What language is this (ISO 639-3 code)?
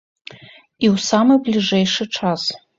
bel